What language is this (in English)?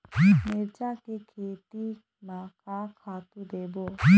Chhattisgarhi